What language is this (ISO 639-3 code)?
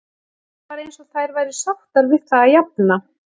isl